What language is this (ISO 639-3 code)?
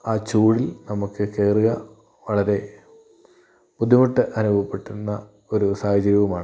mal